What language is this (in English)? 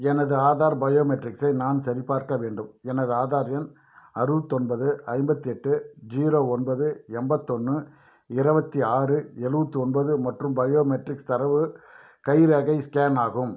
Tamil